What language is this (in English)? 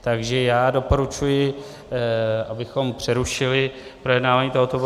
Czech